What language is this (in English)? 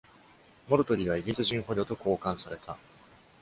Japanese